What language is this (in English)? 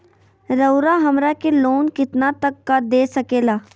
Magahi